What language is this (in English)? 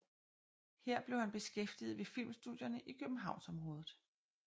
Danish